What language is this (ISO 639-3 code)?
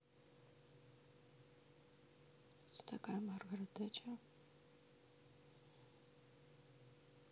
rus